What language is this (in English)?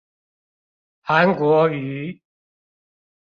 Chinese